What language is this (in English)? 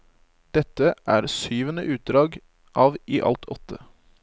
Norwegian